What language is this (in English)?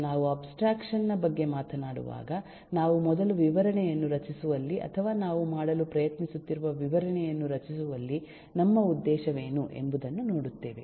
Kannada